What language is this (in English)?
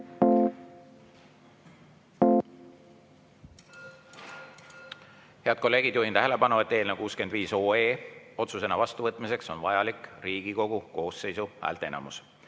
Estonian